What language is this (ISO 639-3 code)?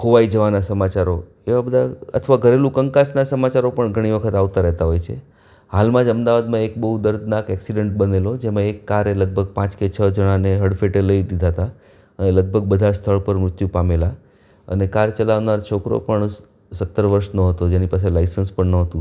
guj